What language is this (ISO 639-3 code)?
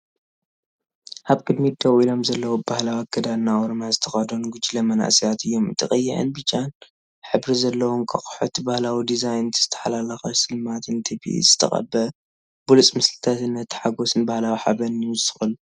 tir